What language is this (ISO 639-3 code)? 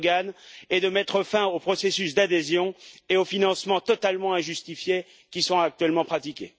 fra